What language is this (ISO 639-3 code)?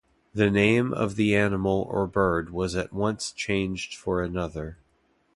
eng